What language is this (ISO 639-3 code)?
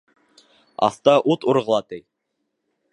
bak